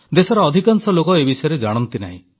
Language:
Odia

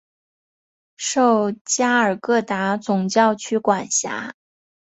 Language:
Chinese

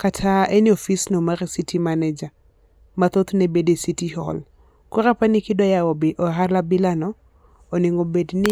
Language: Luo (Kenya and Tanzania)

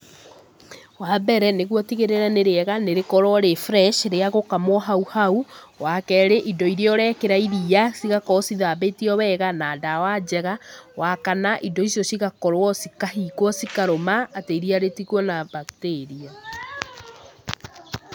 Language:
Kikuyu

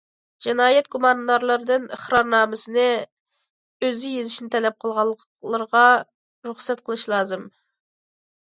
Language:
Uyghur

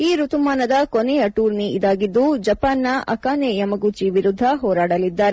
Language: Kannada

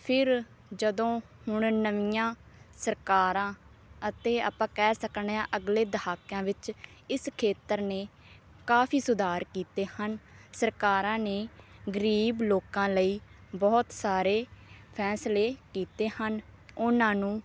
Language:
Punjabi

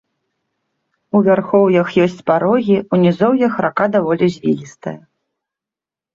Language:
Belarusian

